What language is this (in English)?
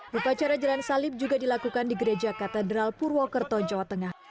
Indonesian